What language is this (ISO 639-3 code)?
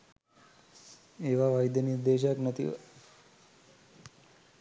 sin